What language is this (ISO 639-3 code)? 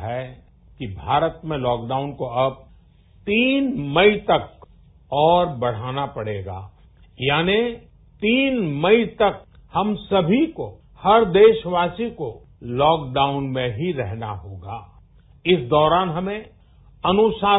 mar